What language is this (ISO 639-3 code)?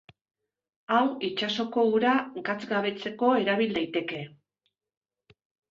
eus